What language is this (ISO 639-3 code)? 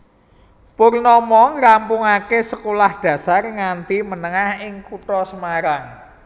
jav